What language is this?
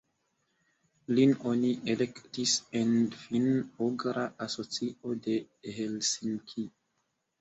Esperanto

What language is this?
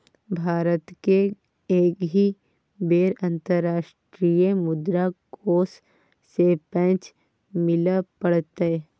Maithili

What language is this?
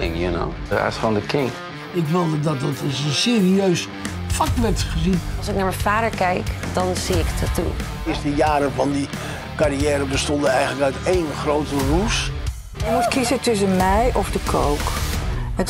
Dutch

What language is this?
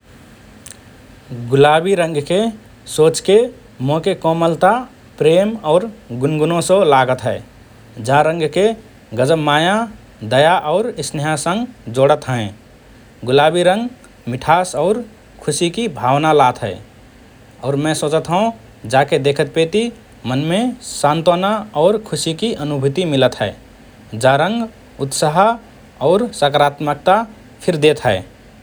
Rana Tharu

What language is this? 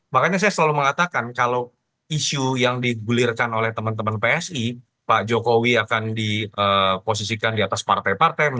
Indonesian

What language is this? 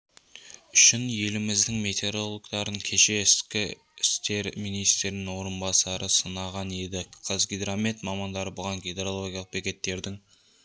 Kazakh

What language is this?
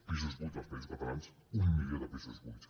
Catalan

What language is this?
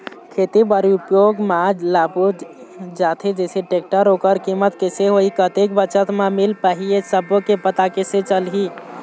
Chhattisgarhi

